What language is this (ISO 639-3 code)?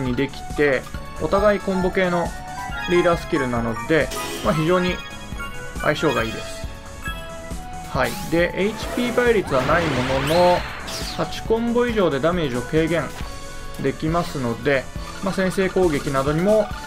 jpn